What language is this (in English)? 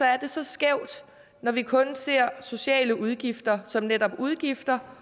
Danish